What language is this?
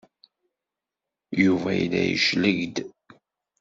Kabyle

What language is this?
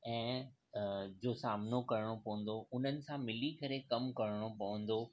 Sindhi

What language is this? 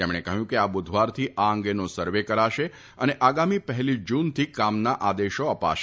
Gujarati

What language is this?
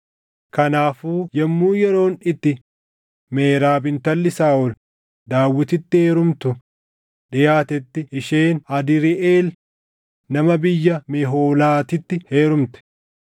Oromo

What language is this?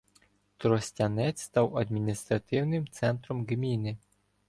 Ukrainian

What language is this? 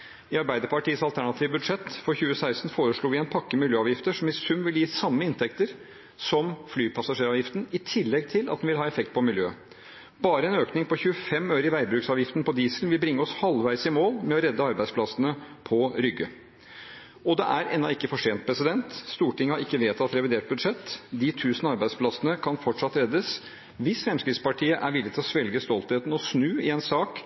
Norwegian Bokmål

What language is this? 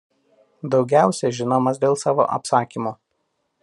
Lithuanian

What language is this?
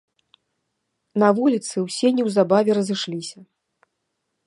Belarusian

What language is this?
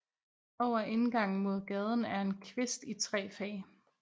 Danish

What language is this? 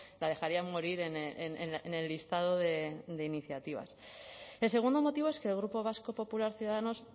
Spanish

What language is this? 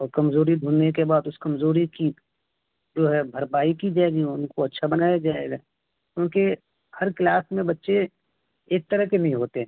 Urdu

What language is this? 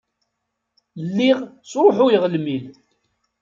Kabyle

